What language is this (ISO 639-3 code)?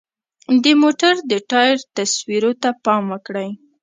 pus